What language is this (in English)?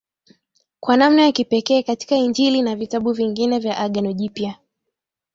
Swahili